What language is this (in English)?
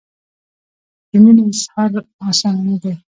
Pashto